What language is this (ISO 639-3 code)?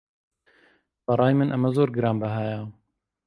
ckb